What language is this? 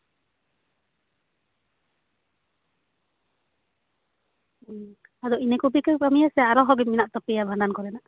Santali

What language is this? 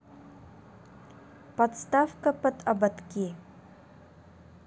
Russian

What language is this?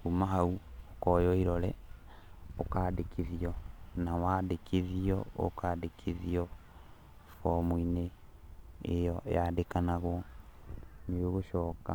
Kikuyu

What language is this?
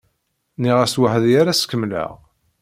Kabyle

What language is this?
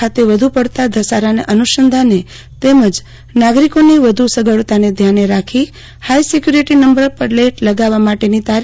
Gujarati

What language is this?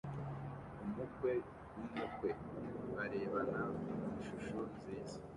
Kinyarwanda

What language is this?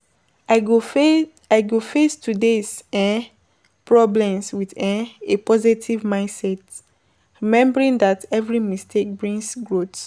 Nigerian Pidgin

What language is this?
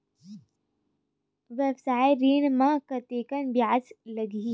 Chhattisgarhi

